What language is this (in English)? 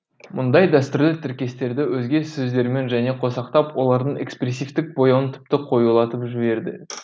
Kazakh